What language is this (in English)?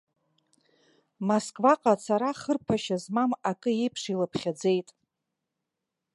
Abkhazian